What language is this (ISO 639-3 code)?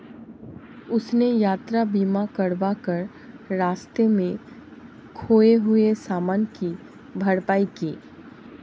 hin